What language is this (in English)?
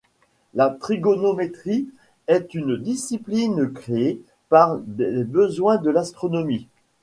French